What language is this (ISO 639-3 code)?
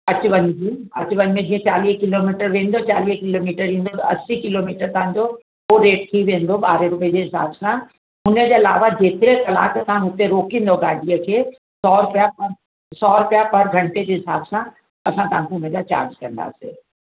snd